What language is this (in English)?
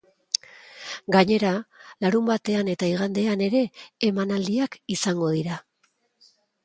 Basque